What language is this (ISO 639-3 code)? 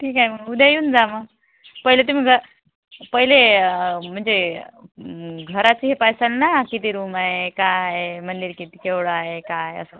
mar